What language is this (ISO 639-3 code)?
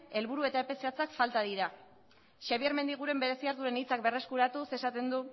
eus